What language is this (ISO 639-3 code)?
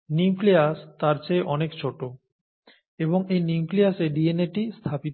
ben